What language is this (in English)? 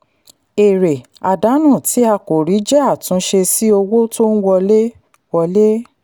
Yoruba